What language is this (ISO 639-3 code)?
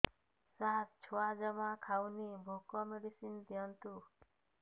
ori